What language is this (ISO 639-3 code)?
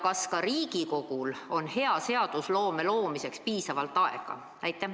est